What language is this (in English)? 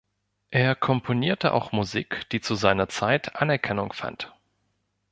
German